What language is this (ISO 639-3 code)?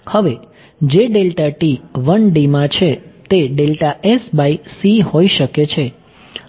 guj